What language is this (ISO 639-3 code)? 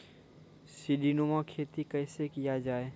mai